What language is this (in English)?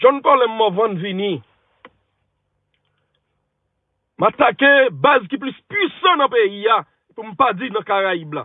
French